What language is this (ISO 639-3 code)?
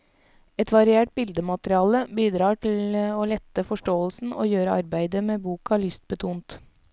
nor